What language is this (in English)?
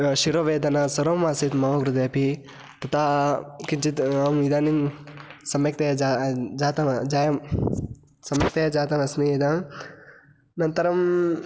Sanskrit